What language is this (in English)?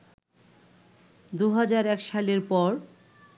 Bangla